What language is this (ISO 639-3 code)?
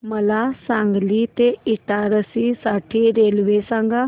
mar